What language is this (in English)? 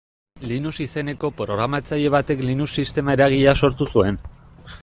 Basque